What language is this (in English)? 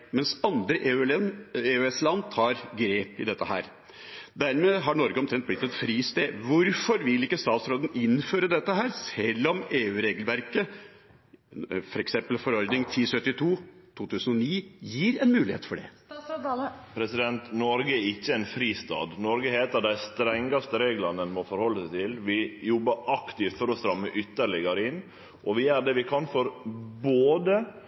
Norwegian